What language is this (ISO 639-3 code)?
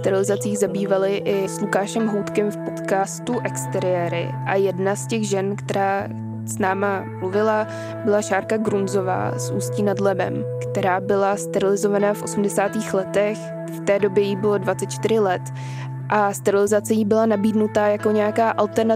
ces